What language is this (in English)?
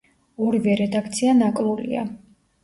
Georgian